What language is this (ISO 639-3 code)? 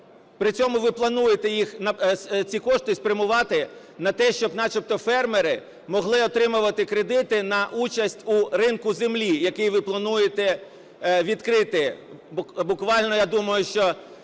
ukr